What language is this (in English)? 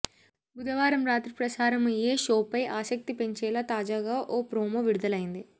Telugu